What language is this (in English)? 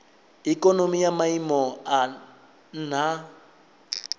Venda